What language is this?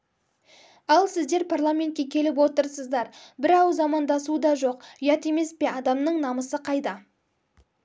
Kazakh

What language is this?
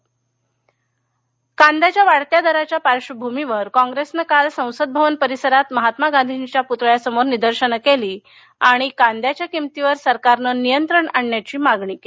Marathi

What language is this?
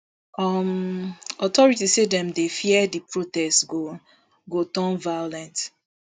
Nigerian Pidgin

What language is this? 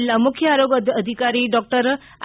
Gujarati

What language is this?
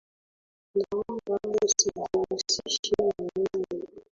Swahili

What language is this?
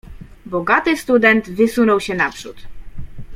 Polish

